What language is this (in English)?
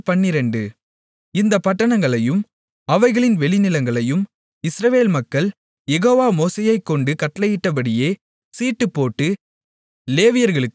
Tamil